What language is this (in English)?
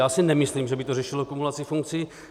Czech